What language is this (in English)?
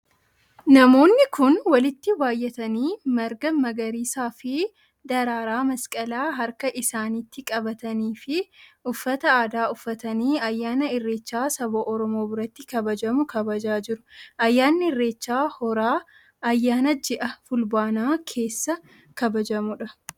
Oromo